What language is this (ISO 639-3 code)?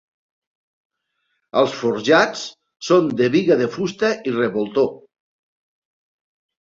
cat